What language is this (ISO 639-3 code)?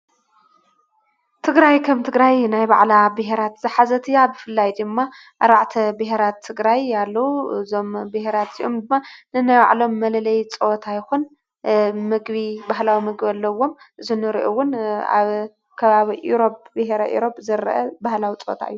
tir